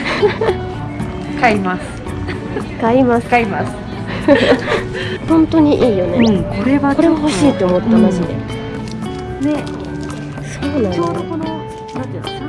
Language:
Japanese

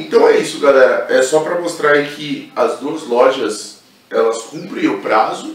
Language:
Portuguese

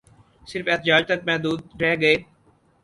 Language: Urdu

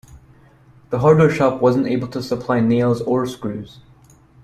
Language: English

